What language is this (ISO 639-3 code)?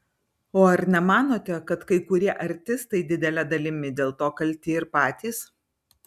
lit